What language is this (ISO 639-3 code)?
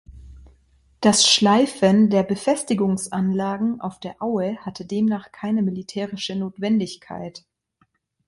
deu